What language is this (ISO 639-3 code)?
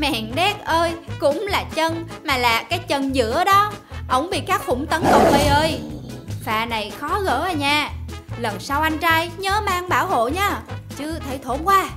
vie